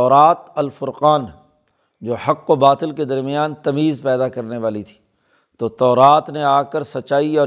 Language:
Urdu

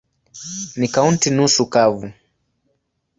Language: Swahili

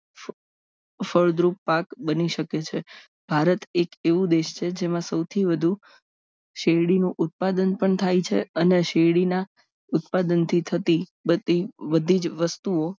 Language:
Gujarati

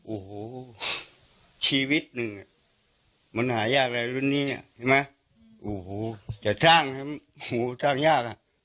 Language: Thai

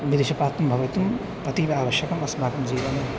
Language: Sanskrit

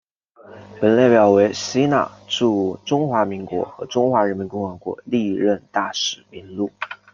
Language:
Chinese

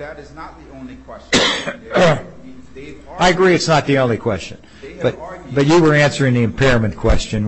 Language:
English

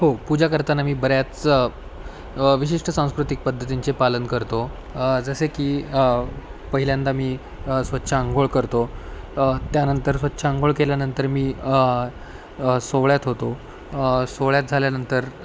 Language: Marathi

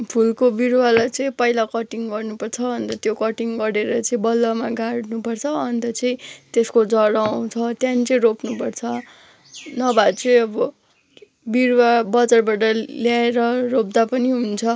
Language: Nepali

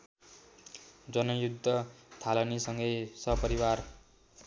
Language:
Nepali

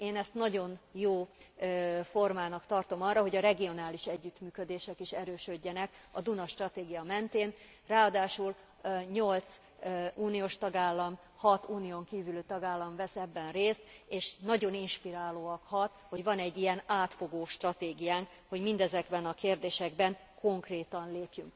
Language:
Hungarian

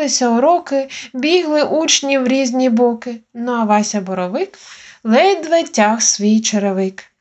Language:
Ukrainian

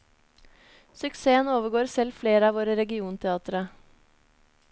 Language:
Norwegian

